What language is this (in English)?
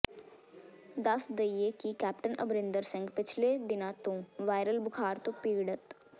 Punjabi